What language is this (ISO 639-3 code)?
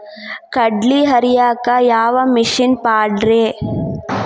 kan